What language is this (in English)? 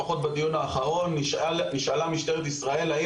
Hebrew